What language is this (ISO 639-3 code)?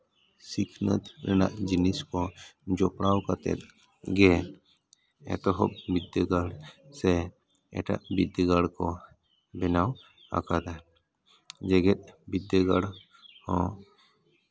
sat